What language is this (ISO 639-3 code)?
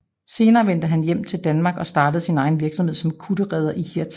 dan